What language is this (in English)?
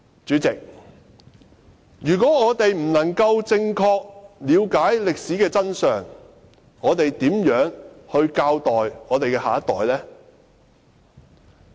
Cantonese